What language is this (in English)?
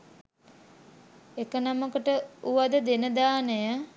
Sinhala